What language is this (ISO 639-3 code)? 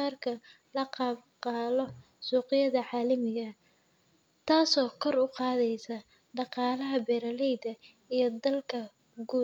som